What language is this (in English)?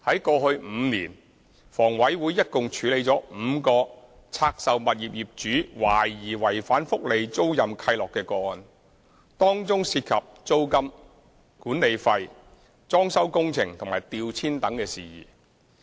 Cantonese